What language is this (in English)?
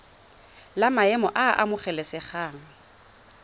Tswana